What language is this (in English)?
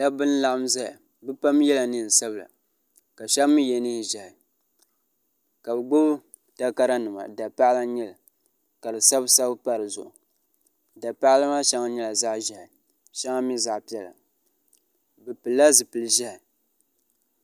Dagbani